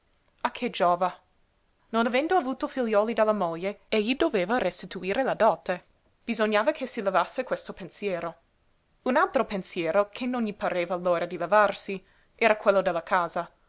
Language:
Italian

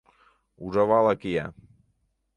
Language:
Mari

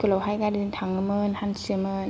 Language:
Bodo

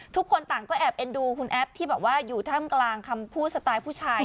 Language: Thai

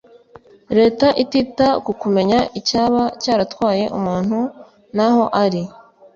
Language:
Kinyarwanda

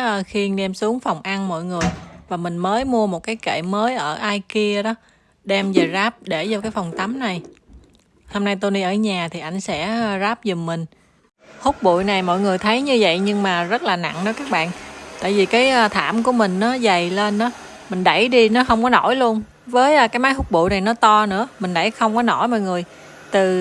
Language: Vietnamese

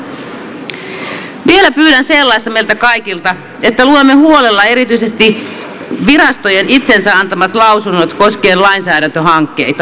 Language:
Finnish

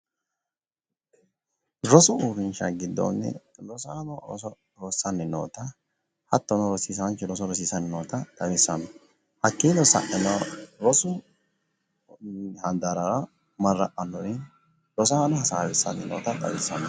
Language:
Sidamo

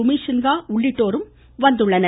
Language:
Tamil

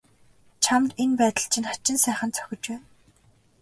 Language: Mongolian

